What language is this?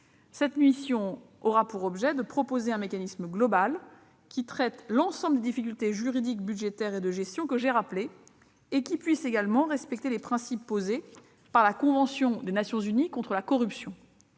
French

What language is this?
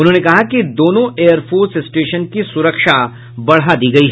Hindi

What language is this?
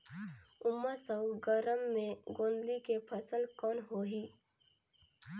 Chhattisgarhi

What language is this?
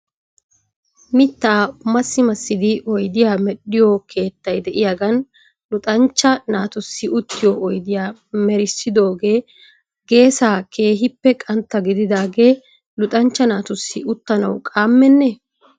Wolaytta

